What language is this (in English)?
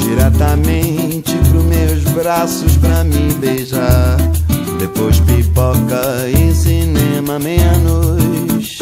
Portuguese